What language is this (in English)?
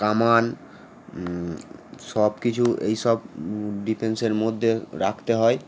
Bangla